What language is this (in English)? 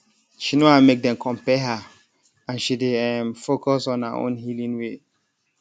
Nigerian Pidgin